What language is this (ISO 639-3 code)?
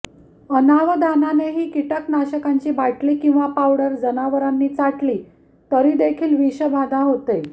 mar